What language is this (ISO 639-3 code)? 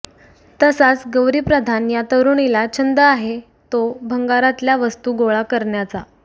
mar